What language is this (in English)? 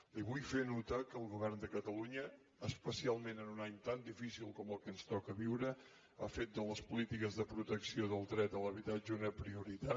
Catalan